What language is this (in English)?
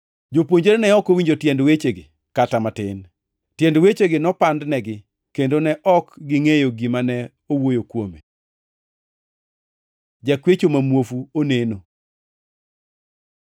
Luo (Kenya and Tanzania)